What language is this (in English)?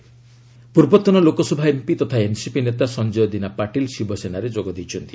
Odia